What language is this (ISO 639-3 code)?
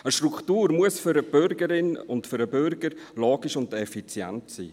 gsw